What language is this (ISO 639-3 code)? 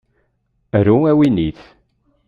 kab